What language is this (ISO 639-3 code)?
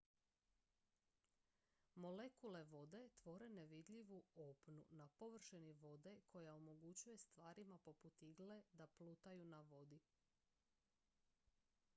hrv